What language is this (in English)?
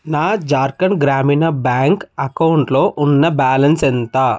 Telugu